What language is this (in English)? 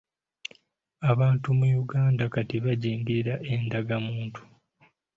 Ganda